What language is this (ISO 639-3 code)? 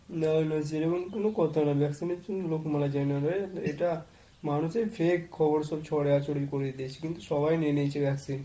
ben